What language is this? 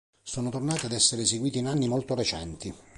Italian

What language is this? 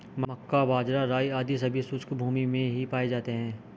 Hindi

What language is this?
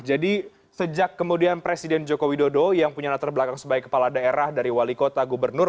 Indonesian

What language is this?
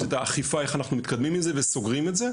Hebrew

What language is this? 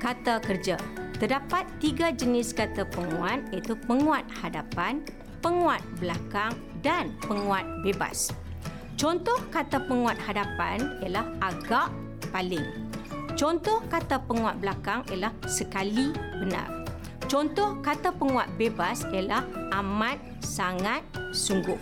Malay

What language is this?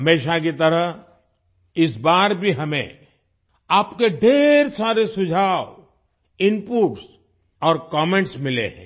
Hindi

